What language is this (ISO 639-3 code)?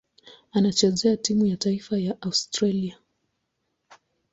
swa